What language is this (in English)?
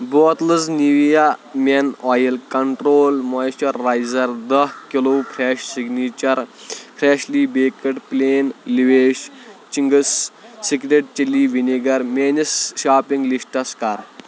Kashmiri